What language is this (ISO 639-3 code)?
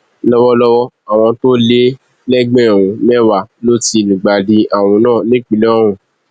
yor